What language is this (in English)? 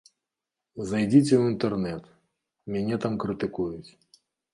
Belarusian